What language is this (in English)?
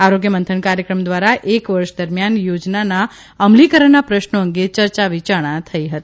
Gujarati